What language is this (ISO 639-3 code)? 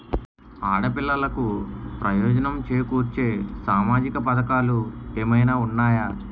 tel